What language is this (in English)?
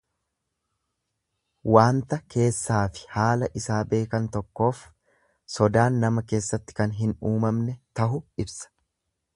Oromo